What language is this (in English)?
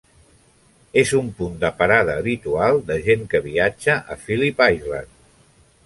Catalan